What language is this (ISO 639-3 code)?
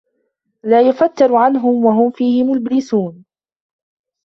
ara